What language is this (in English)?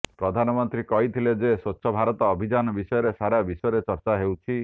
Odia